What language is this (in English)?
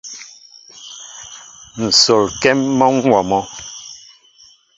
Mbo (Cameroon)